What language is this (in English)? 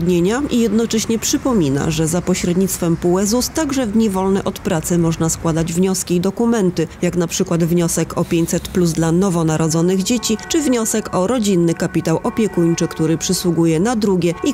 Polish